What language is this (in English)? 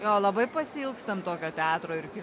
Lithuanian